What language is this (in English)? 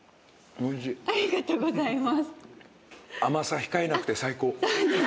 Japanese